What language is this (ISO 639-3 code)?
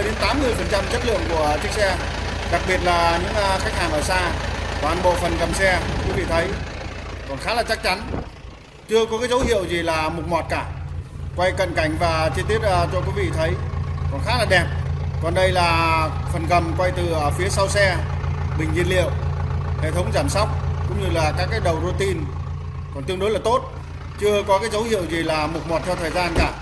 vie